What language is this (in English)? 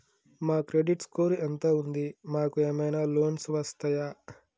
Telugu